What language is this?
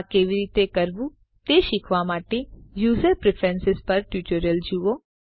Gujarati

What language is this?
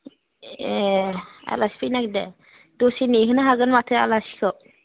Bodo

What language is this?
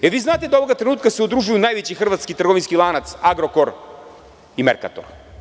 Serbian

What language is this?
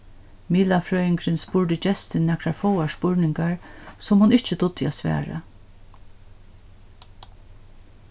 Faroese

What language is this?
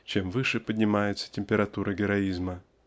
Russian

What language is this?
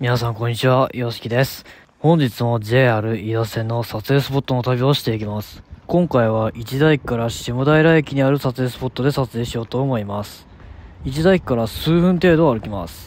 Japanese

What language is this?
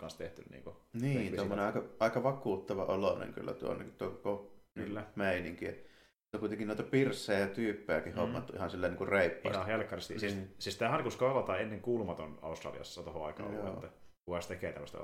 Finnish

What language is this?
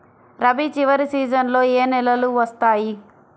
Telugu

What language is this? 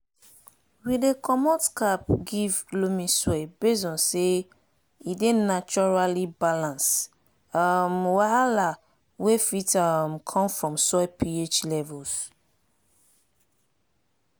Nigerian Pidgin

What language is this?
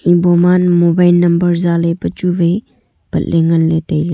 Wancho Naga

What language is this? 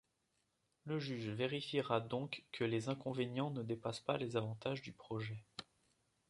French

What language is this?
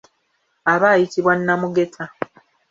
Ganda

